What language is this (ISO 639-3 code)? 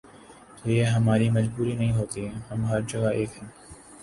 urd